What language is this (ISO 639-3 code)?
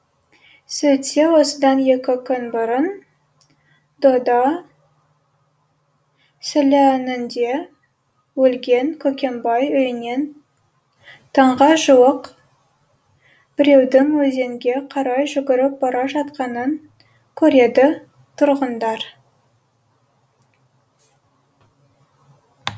kaz